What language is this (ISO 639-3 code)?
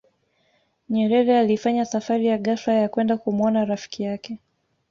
swa